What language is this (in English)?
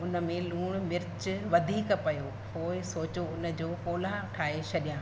Sindhi